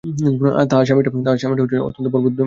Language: Bangla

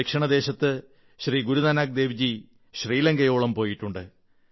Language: Malayalam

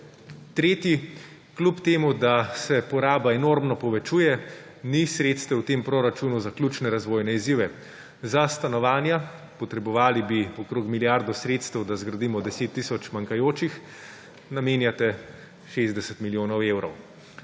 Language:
Slovenian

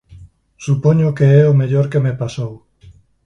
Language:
Galician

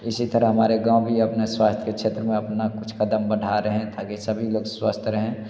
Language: Hindi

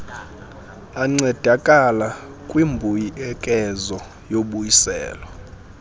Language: Xhosa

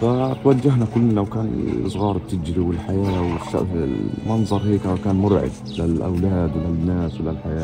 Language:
Arabic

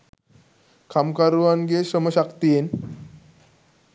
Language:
Sinhala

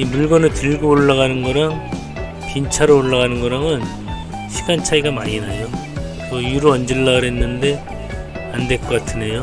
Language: Korean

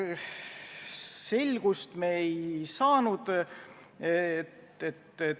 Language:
Estonian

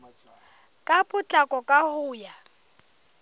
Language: Southern Sotho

